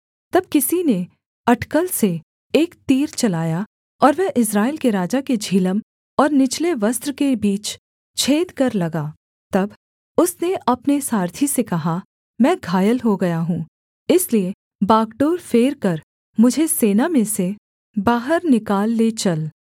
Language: Hindi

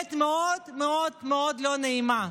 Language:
Hebrew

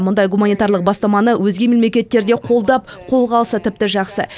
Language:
Kazakh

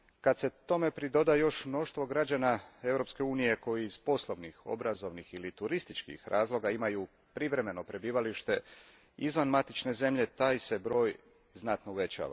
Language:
Croatian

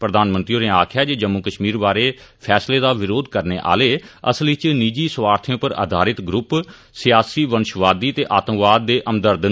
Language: Dogri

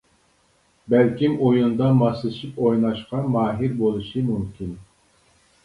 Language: Uyghur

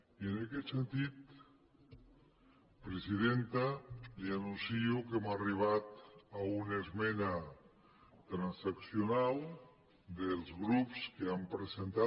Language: Catalan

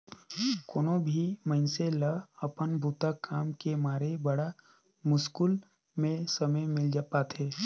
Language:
Chhattisgarhi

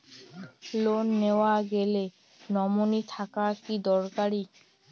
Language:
Bangla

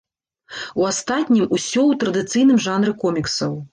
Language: Belarusian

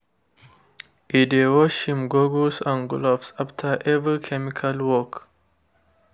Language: Nigerian Pidgin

